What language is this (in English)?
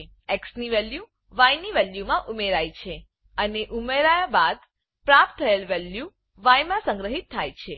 Gujarati